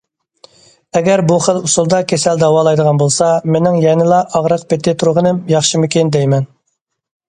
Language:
Uyghur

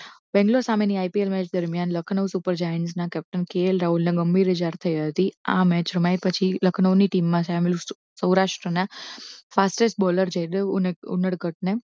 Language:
Gujarati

